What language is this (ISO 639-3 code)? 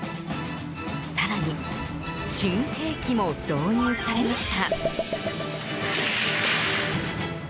jpn